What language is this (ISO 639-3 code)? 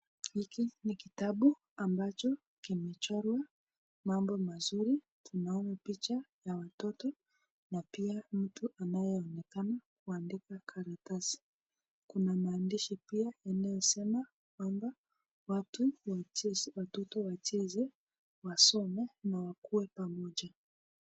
swa